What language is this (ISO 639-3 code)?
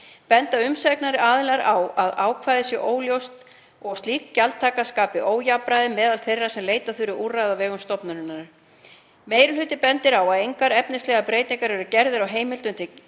isl